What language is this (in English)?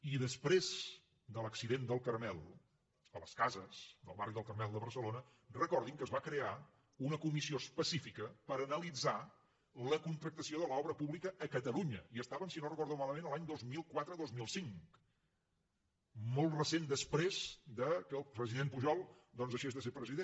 Catalan